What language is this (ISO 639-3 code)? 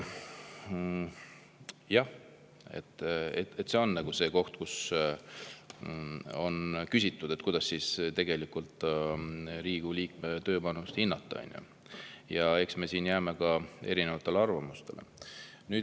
est